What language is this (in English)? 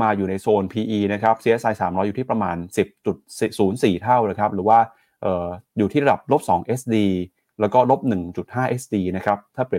Thai